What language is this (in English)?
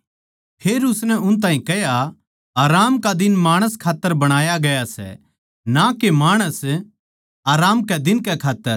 Haryanvi